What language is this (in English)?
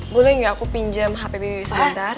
Indonesian